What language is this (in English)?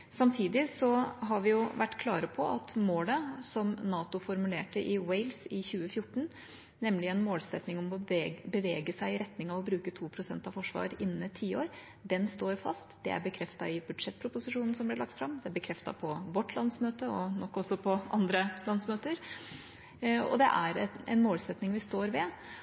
Norwegian Bokmål